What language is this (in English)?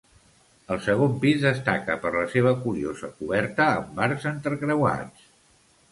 Catalan